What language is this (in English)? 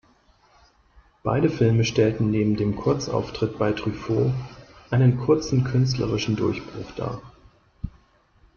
German